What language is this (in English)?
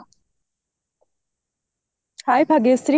Odia